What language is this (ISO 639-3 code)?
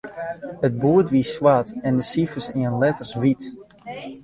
fry